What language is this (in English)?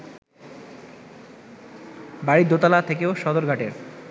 Bangla